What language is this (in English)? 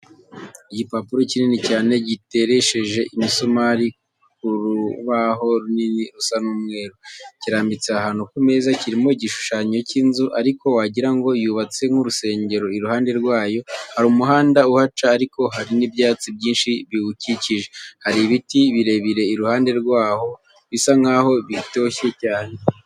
Kinyarwanda